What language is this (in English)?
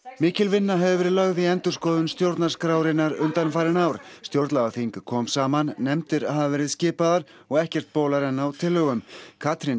Icelandic